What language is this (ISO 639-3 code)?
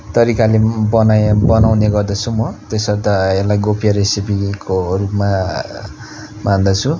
nep